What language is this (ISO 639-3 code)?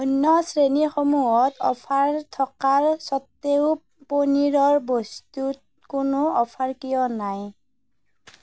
asm